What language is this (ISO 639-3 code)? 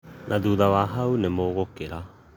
kik